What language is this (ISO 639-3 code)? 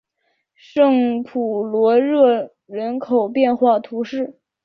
zho